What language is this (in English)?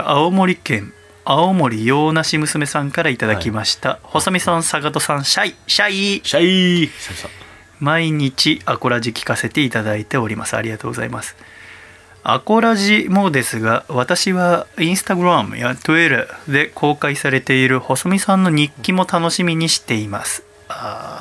Japanese